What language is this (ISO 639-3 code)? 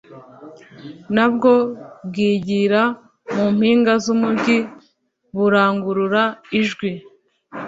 kin